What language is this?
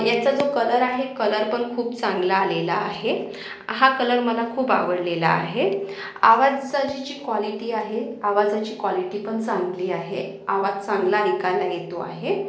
Marathi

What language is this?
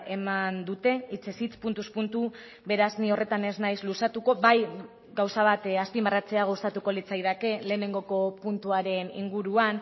Basque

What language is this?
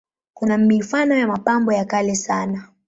Swahili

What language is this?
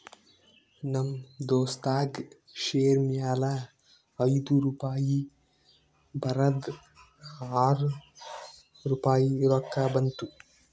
Kannada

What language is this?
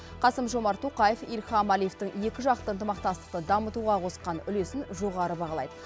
Kazakh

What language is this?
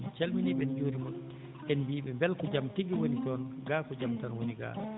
Fula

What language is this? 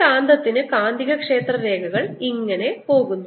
Malayalam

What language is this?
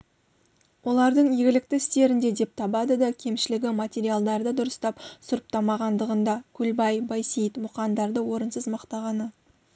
Kazakh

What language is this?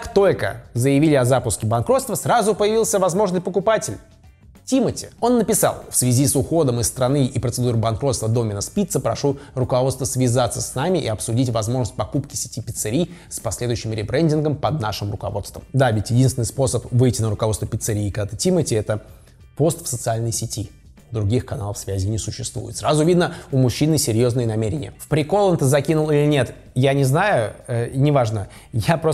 Russian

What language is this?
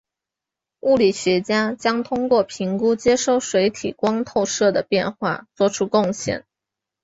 Chinese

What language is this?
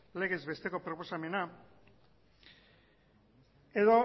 Basque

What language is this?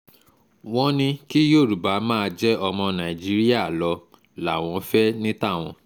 Yoruba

